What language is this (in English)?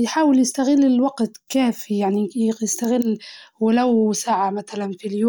Libyan Arabic